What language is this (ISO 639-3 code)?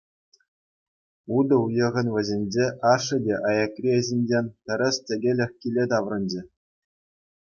chv